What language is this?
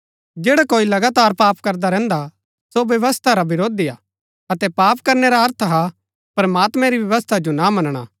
Gaddi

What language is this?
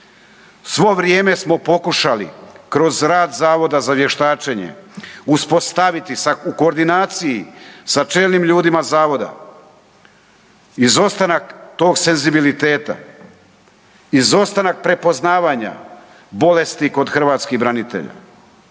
Croatian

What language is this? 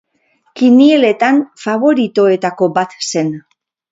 Basque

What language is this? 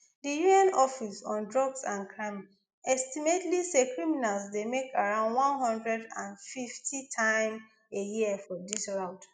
Nigerian Pidgin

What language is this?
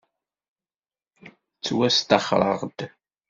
Kabyle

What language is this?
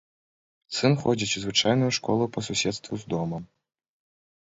Belarusian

